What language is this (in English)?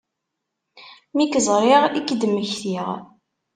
Kabyle